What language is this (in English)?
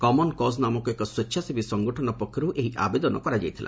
Odia